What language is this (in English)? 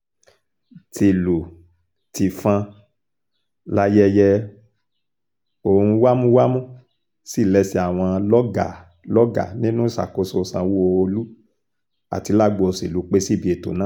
Yoruba